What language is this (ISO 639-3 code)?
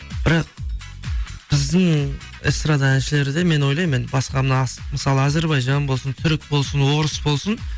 kaz